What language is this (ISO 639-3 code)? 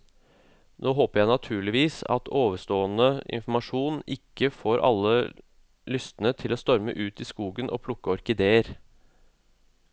nor